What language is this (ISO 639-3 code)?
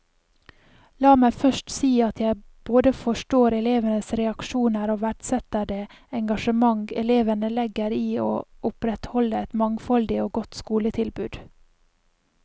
nor